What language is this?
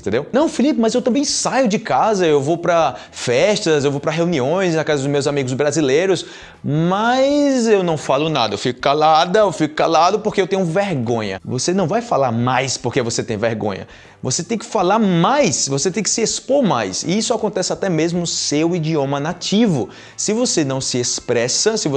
Portuguese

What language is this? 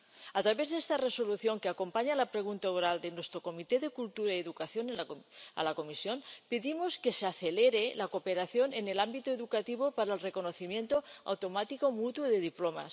Spanish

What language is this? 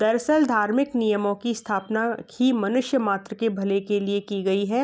Hindi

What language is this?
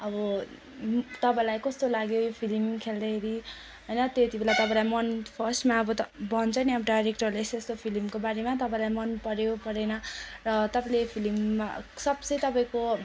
Nepali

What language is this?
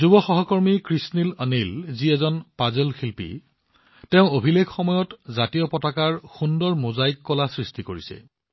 Assamese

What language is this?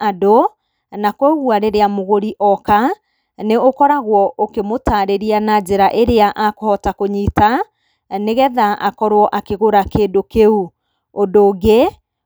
Kikuyu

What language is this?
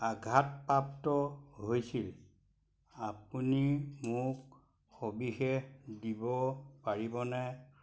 Assamese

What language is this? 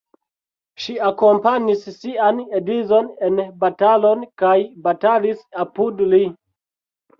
Esperanto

